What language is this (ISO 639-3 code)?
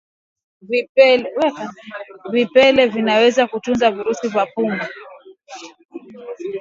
swa